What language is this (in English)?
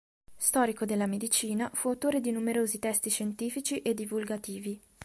Italian